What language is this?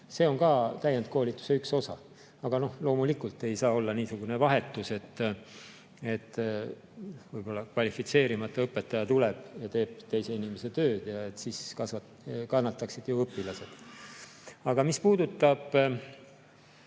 Estonian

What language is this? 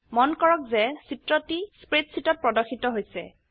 Assamese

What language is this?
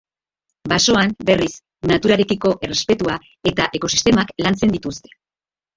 Basque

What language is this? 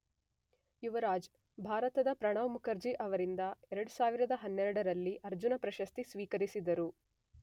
Kannada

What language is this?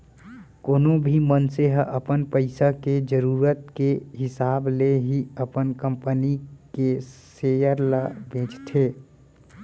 Chhattisgarhi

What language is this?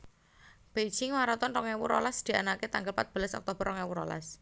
Javanese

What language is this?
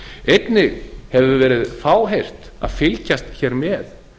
Icelandic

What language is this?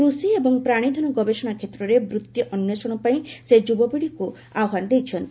Odia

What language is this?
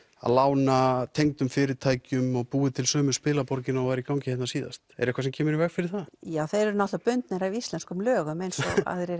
Icelandic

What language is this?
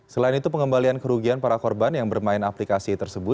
Indonesian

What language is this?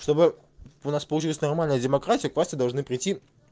Russian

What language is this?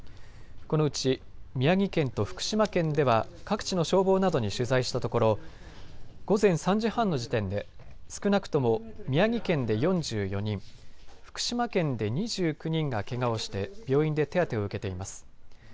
Japanese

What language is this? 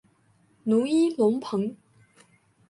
Chinese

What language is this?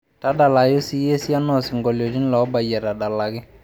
Masai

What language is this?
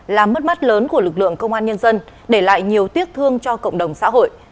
Vietnamese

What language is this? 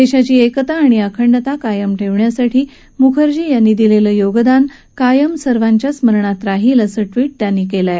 Marathi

